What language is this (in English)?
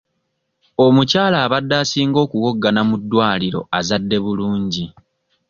Ganda